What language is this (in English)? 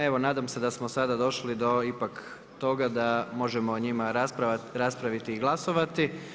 Croatian